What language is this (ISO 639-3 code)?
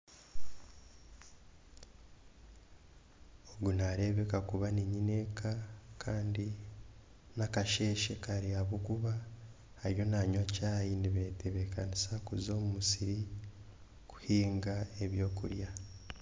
nyn